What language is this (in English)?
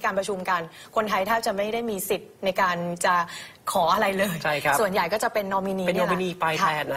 Thai